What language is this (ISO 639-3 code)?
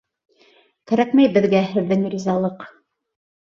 bak